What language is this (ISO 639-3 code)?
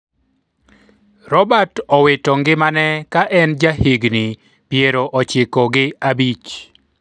luo